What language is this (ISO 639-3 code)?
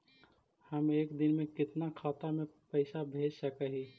mag